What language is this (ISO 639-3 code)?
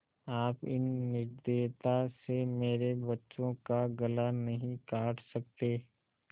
hin